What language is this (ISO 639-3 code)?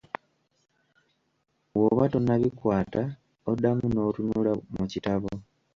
lug